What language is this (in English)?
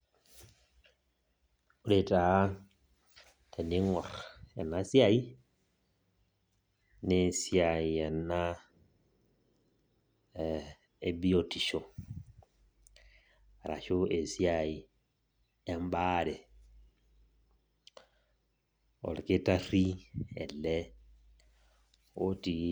Masai